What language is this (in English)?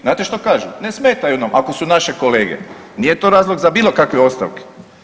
Croatian